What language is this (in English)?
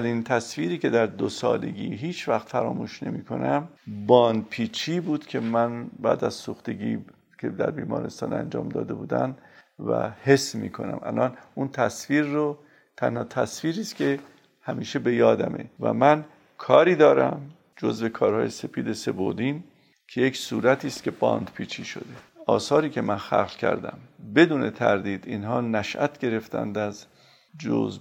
Persian